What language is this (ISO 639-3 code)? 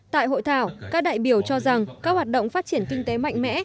vie